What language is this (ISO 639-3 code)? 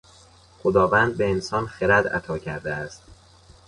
fas